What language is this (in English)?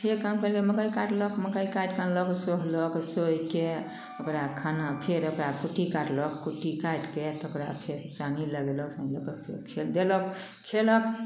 Maithili